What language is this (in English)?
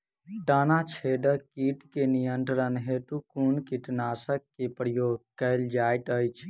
Maithili